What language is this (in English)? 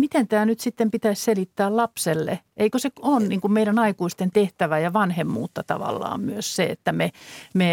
Finnish